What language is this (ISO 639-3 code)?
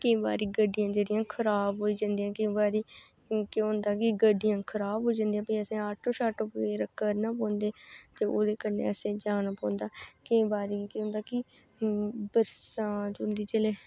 doi